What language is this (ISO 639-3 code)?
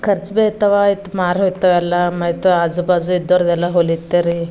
kan